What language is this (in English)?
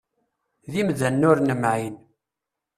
Kabyle